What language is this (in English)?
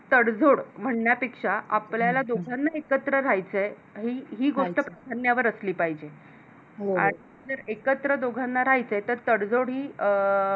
Marathi